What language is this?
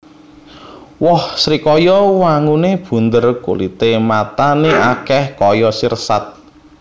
Javanese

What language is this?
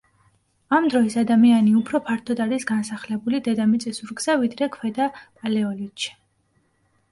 Georgian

